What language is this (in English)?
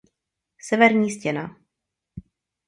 Czech